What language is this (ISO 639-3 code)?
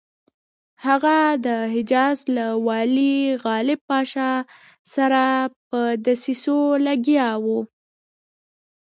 pus